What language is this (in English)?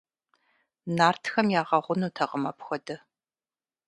Kabardian